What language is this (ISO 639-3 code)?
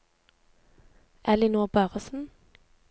nor